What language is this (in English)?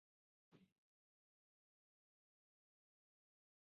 Chinese